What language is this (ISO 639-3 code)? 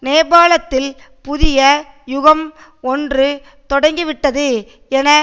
tam